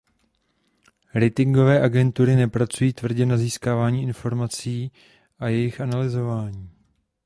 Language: Czech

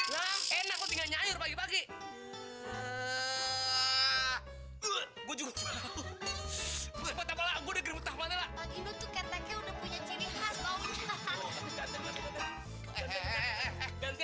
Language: Indonesian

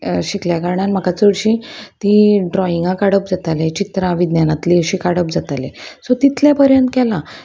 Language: Konkani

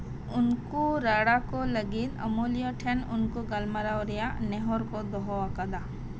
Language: Santali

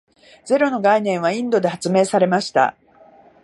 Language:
Japanese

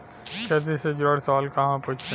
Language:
Bhojpuri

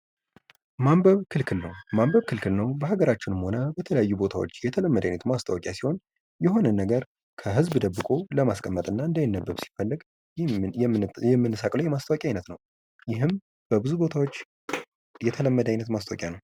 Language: Amharic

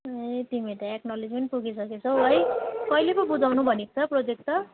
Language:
Nepali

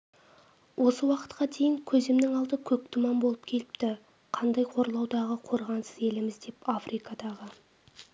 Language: Kazakh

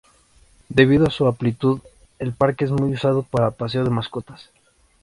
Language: Spanish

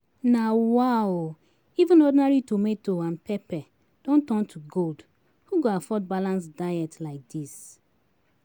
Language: Nigerian Pidgin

